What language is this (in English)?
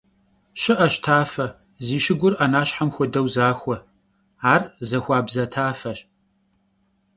Kabardian